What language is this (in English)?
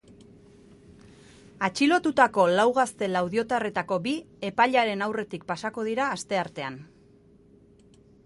Basque